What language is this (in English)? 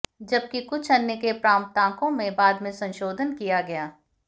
Hindi